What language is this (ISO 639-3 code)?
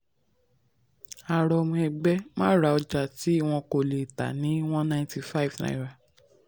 yor